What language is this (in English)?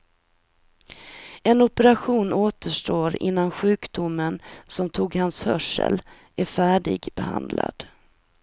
Swedish